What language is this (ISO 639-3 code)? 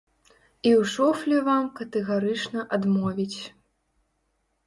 bel